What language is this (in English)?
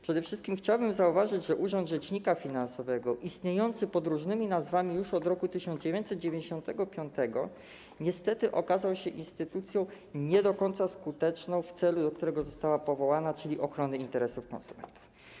Polish